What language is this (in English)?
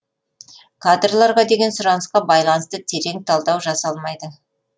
Kazakh